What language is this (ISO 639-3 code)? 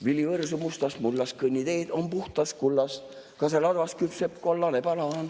est